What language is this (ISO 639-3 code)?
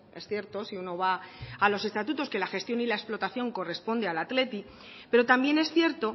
spa